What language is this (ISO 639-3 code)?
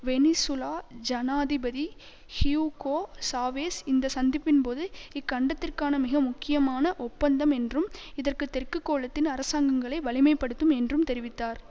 tam